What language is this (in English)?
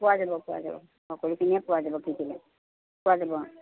Assamese